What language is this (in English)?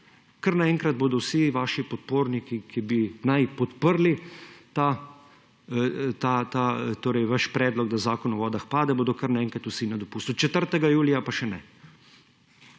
Slovenian